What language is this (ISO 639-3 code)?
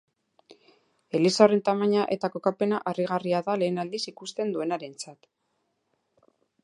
eus